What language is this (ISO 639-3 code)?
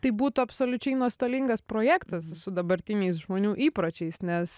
lit